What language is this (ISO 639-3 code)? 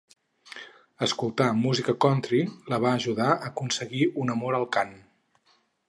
cat